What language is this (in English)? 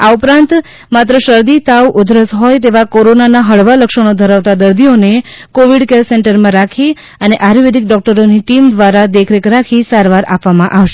Gujarati